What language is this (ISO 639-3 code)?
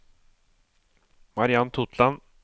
nor